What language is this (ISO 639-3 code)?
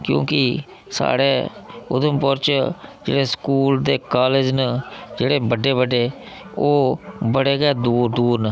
doi